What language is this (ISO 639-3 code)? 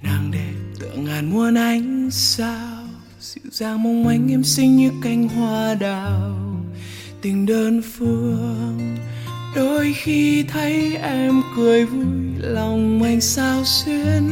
vie